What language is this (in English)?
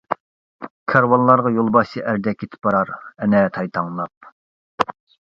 Uyghur